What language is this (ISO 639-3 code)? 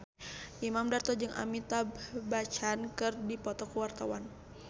sun